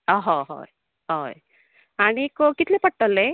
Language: Konkani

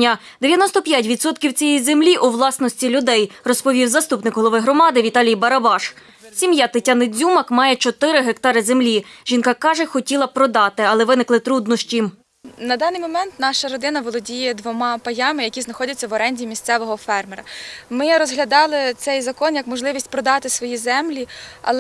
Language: Ukrainian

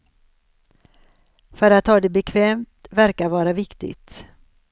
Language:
Swedish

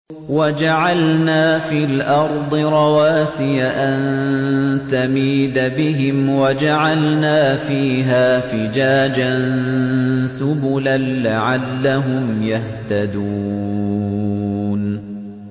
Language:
Arabic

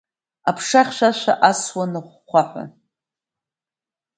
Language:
Abkhazian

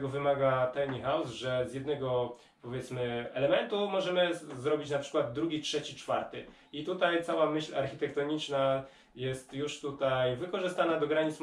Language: Polish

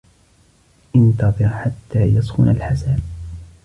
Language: Arabic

